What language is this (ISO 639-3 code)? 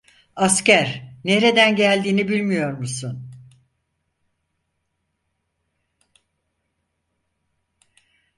tur